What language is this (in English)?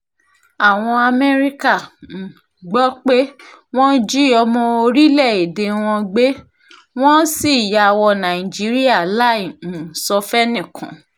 Yoruba